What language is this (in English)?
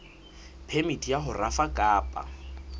Southern Sotho